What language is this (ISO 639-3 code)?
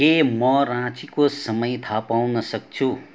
nep